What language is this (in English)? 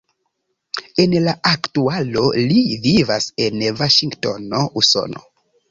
Esperanto